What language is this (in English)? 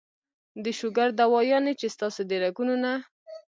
Pashto